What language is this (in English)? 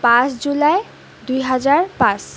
Assamese